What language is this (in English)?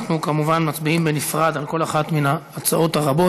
Hebrew